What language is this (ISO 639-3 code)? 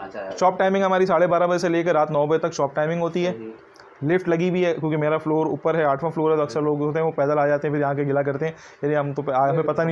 hin